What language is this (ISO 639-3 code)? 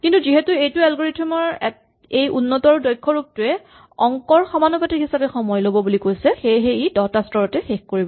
asm